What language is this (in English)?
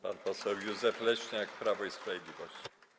Polish